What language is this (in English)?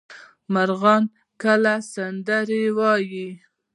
Pashto